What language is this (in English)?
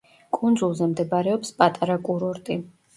Georgian